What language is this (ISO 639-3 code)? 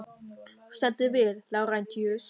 isl